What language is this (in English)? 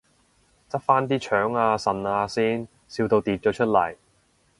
Cantonese